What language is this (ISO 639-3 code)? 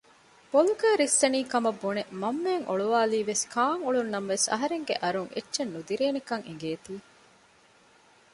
div